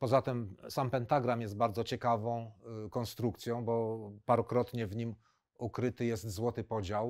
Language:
Polish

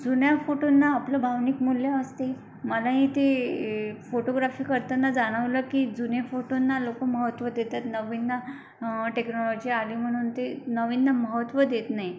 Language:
Marathi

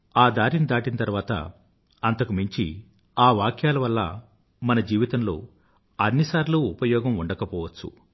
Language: Telugu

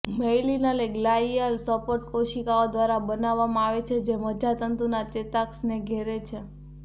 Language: Gujarati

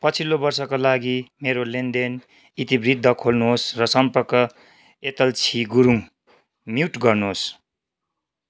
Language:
Nepali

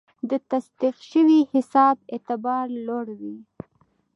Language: Pashto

